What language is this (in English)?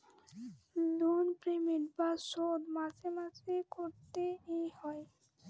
Bangla